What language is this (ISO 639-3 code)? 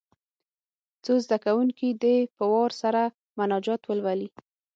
pus